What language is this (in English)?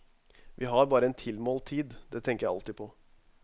Norwegian